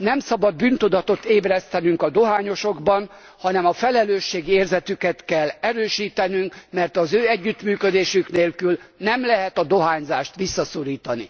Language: Hungarian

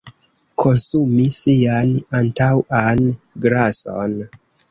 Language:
Esperanto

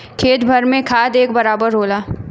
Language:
Bhojpuri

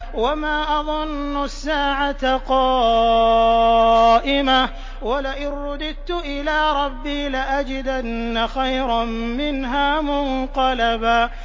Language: Arabic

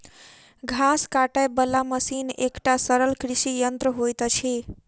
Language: Maithili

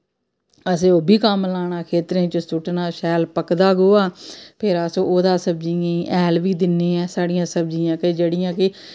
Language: Dogri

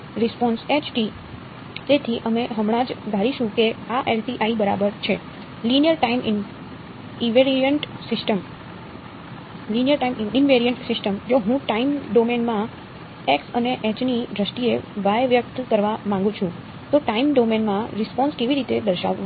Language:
Gujarati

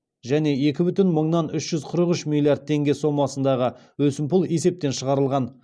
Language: Kazakh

